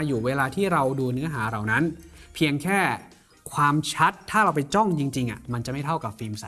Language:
Thai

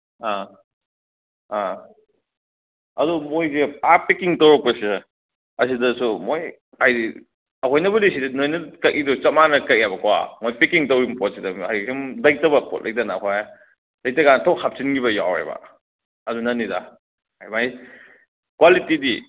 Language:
Manipuri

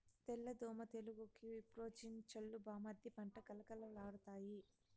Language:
Telugu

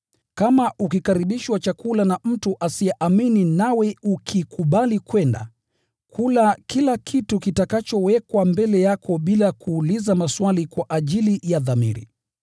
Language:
Swahili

